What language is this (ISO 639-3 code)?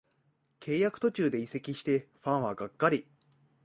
jpn